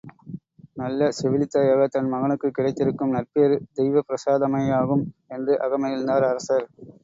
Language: Tamil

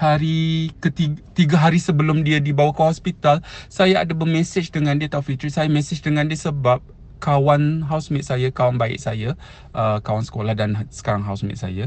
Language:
Malay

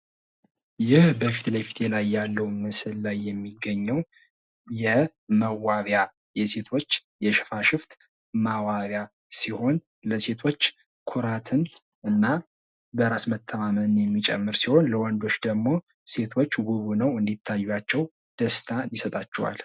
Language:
Amharic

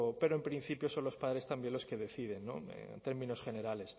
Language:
Spanish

